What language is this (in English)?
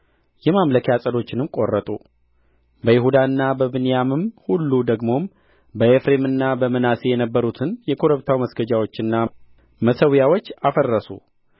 Amharic